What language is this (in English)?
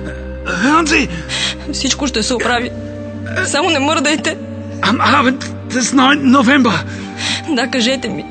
Bulgarian